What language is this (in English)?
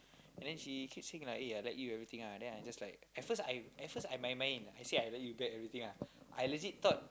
English